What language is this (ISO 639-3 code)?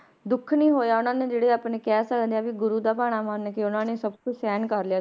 pan